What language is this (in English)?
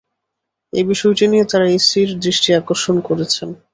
Bangla